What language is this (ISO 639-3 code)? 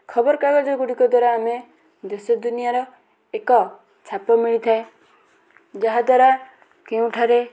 ori